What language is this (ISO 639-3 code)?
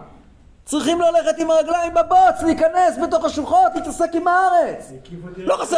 heb